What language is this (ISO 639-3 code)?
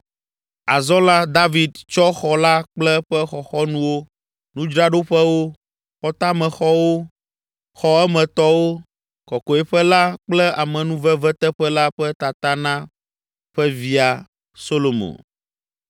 ewe